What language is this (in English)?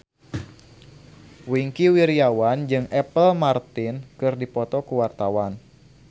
Sundanese